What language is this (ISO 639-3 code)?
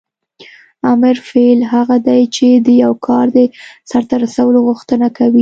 pus